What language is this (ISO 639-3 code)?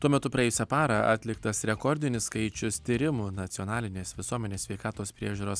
lit